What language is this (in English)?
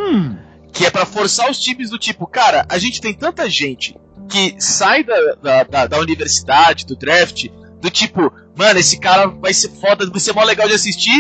Portuguese